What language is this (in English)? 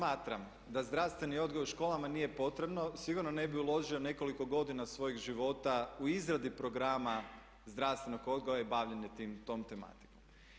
Croatian